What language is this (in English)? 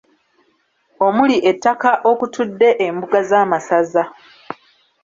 Ganda